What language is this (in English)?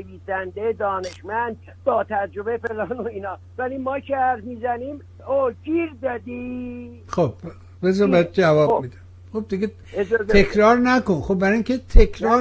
Persian